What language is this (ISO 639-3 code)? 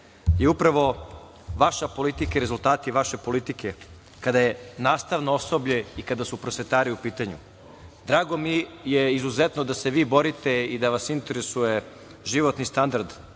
srp